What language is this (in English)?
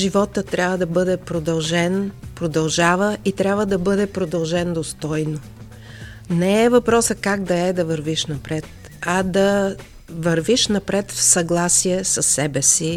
Bulgarian